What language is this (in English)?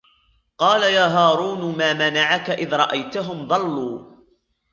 Arabic